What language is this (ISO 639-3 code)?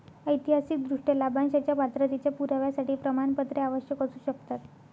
mar